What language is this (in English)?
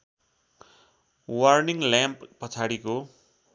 Nepali